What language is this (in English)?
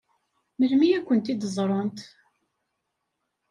Kabyle